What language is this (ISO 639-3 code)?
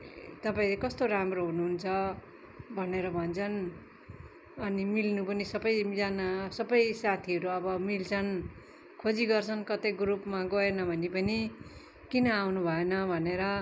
nep